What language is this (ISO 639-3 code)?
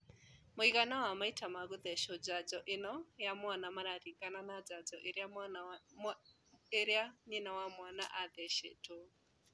kik